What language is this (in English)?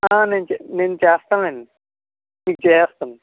Telugu